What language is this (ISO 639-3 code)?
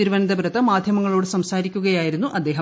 mal